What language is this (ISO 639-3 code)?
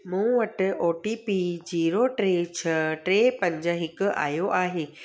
snd